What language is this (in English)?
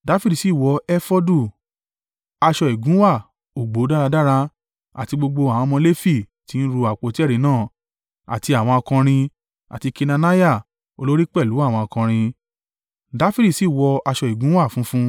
Yoruba